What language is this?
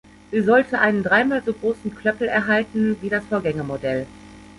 German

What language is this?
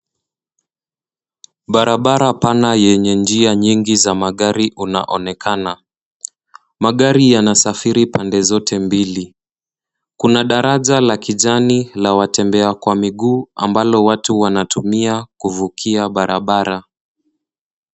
Swahili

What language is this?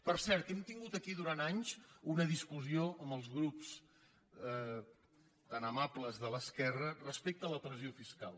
Catalan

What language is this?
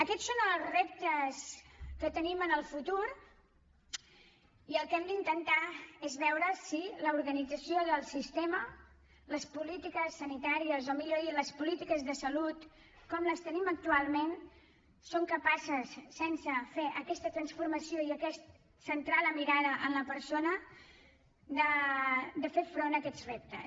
Catalan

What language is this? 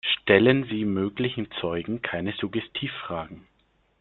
German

